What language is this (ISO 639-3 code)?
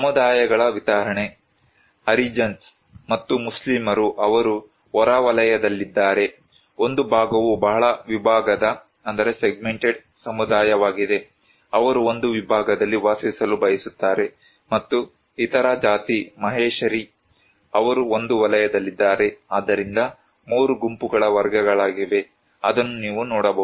kan